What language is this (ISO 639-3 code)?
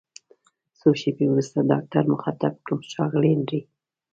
pus